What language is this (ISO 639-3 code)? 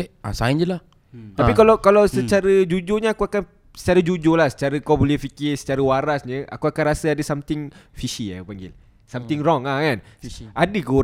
msa